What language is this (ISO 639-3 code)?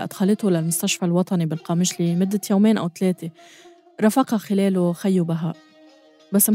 ara